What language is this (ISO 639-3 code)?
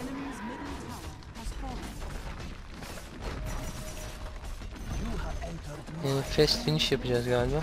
tur